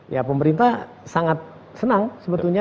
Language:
Indonesian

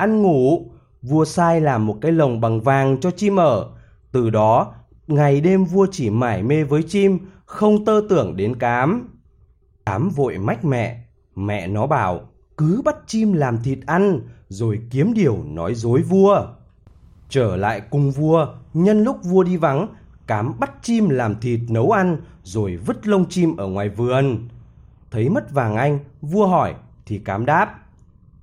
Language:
Vietnamese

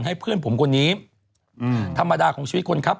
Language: Thai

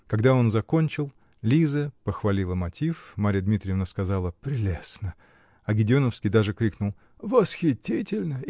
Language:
Russian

